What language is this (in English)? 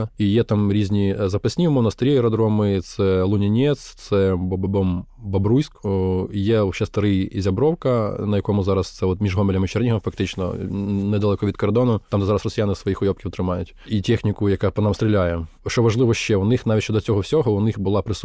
Ukrainian